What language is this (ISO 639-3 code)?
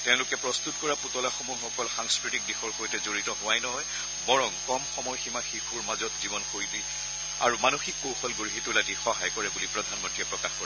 asm